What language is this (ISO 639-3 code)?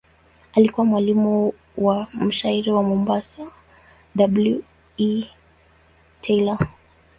swa